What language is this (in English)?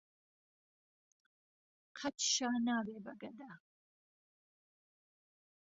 Central Kurdish